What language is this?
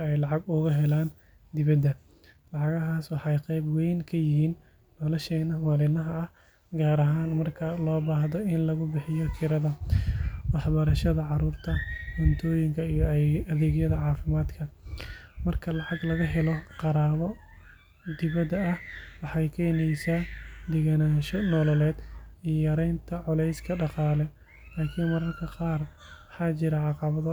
Somali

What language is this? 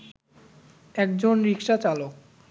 Bangla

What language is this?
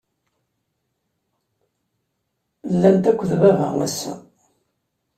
Kabyle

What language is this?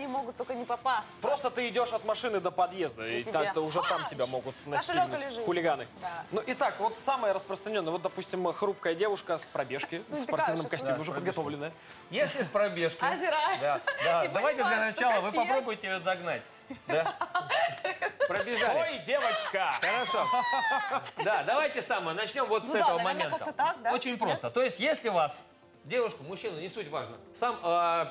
Russian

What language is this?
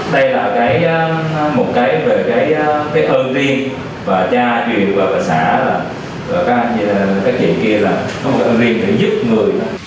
Vietnamese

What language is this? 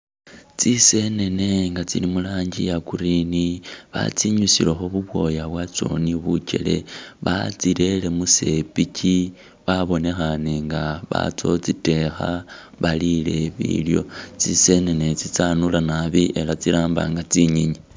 Masaaba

